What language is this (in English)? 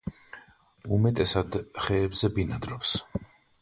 Georgian